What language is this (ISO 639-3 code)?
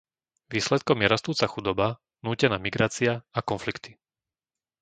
slk